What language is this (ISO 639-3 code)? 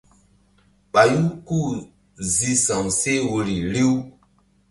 mdd